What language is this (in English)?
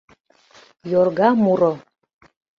Mari